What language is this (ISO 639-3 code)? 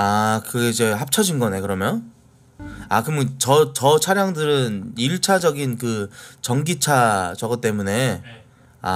kor